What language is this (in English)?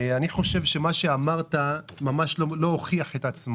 Hebrew